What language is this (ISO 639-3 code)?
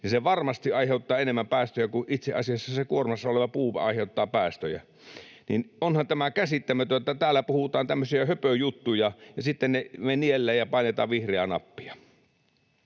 fin